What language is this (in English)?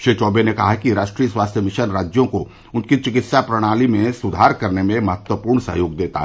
Hindi